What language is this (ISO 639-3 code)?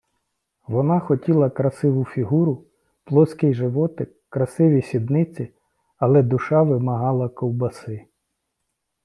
ukr